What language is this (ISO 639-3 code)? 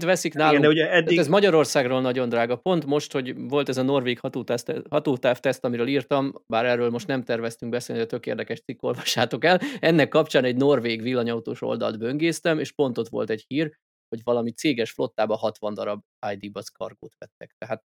hun